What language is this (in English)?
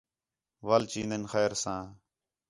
Khetrani